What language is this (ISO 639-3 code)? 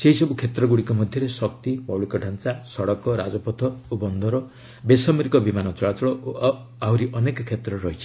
ori